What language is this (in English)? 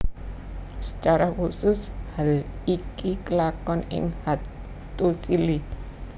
Javanese